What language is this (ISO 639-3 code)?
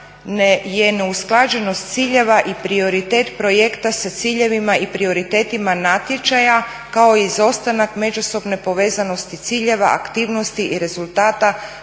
hrv